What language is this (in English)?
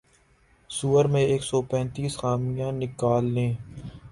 Urdu